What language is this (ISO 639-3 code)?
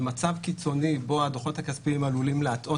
heb